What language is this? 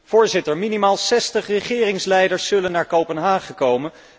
Dutch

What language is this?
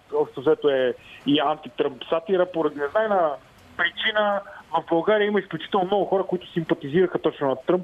Bulgarian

